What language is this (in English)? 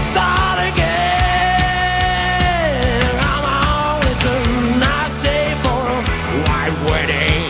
Hungarian